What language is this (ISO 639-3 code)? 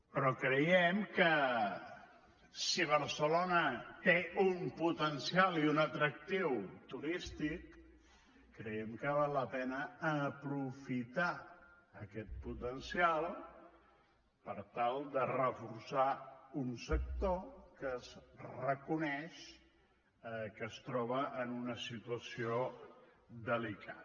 cat